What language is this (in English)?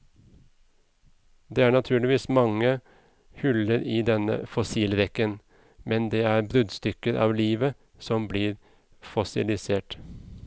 Norwegian